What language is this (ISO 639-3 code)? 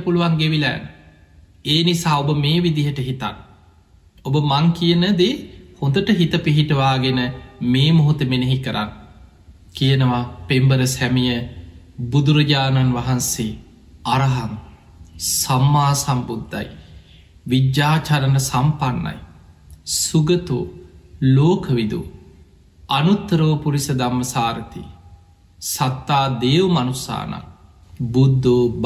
tur